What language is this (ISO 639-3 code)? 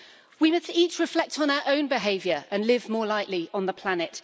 eng